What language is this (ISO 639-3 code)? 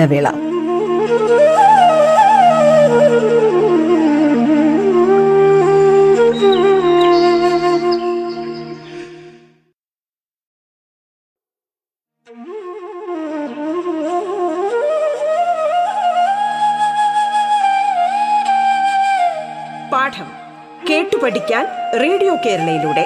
mal